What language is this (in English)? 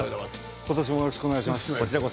Japanese